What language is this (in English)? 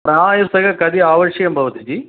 Sanskrit